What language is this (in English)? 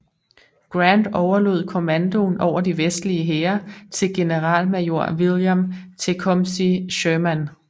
Danish